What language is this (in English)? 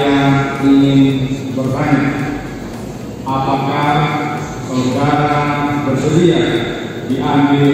Indonesian